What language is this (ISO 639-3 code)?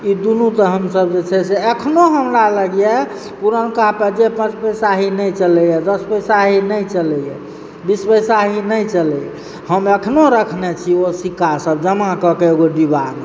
mai